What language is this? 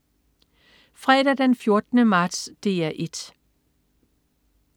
Danish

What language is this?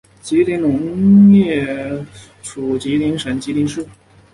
Chinese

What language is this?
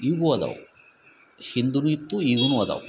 Kannada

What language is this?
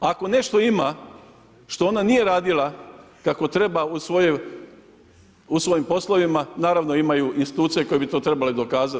Croatian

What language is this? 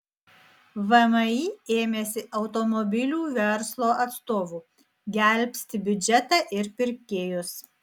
Lithuanian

